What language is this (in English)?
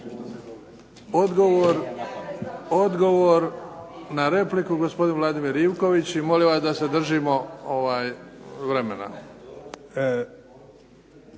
Croatian